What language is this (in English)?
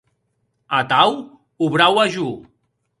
Occitan